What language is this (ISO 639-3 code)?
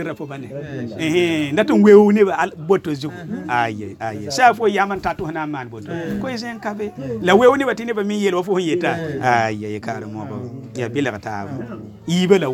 ara